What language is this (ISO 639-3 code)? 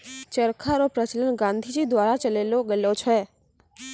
mai